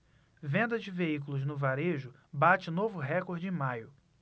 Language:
Portuguese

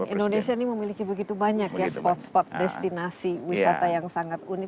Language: Indonesian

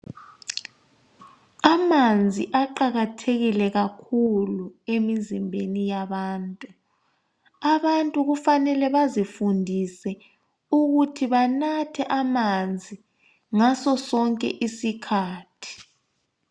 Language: North Ndebele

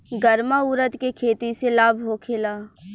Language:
Bhojpuri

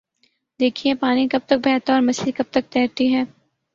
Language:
Urdu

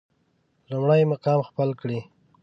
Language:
Pashto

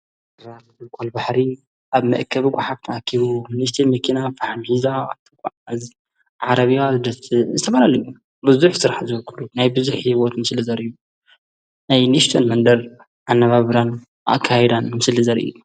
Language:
Tigrinya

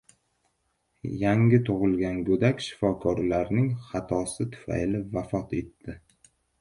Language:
Uzbek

